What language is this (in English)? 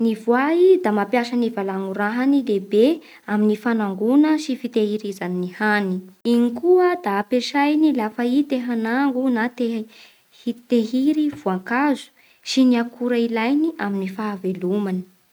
Bara Malagasy